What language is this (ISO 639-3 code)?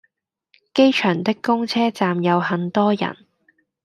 yue